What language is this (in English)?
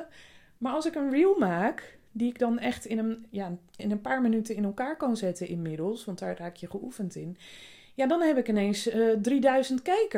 Dutch